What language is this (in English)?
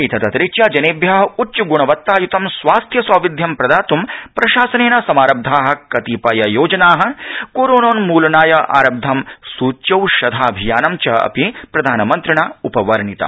Sanskrit